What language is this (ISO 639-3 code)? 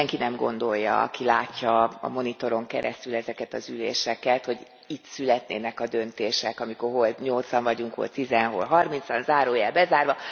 hun